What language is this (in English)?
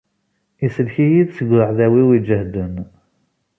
Kabyle